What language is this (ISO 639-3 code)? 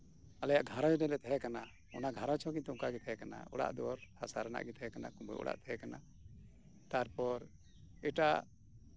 sat